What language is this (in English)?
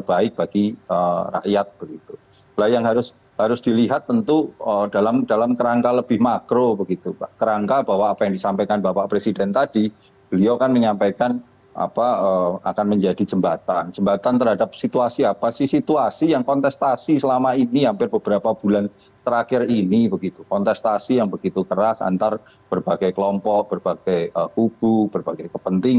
Indonesian